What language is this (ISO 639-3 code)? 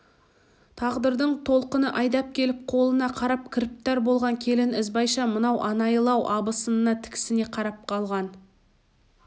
kaz